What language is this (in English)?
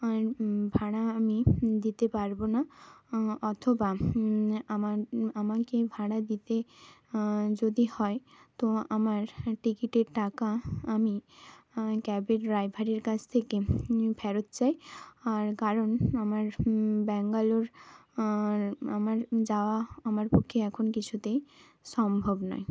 Bangla